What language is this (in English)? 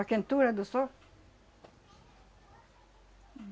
Portuguese